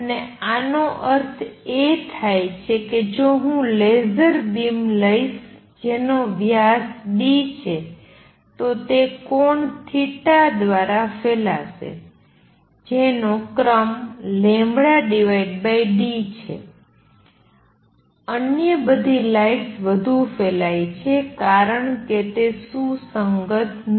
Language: Gujarati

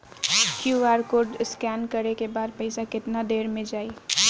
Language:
Bhojpuri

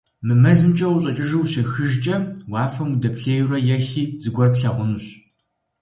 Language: Kabardian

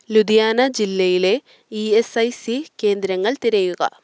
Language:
Malayalam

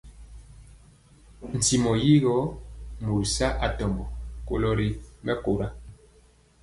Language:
Mpiemo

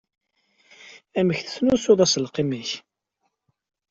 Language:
Kabyle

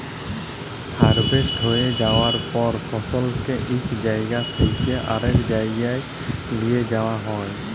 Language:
Bangla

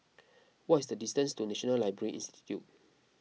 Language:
English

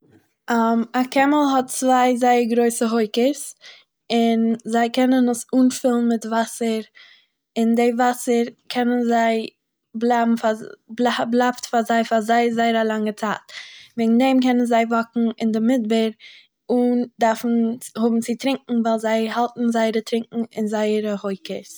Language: Yiddish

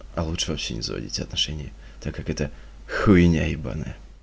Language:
Russian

